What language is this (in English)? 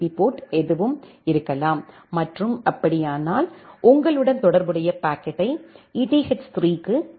Tamil